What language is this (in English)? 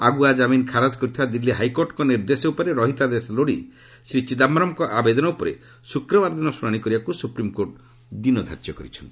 Odia